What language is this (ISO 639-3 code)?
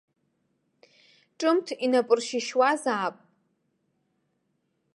abk